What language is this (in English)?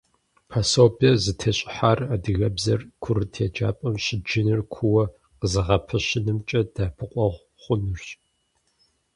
Kabardian